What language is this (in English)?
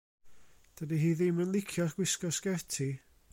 Welsh